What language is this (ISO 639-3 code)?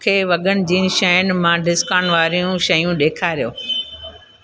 snd